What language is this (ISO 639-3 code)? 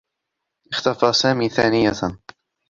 ara